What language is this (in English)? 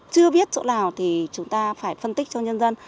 Vietnamese